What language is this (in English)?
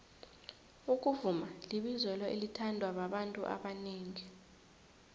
South Ndebele